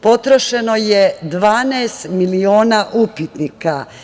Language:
Serbian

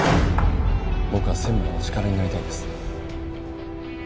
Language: Japanese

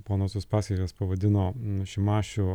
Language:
Lithuanian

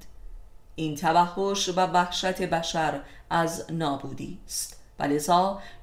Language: Persian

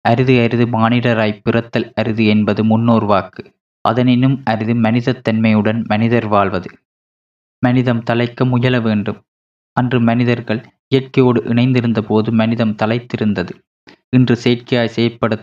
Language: Tamil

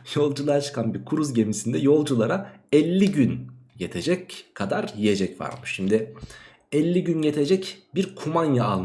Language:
Turkish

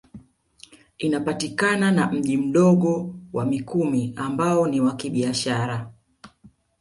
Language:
Swahili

